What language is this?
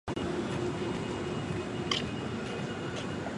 Chinese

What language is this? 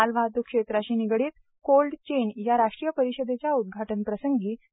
Marathi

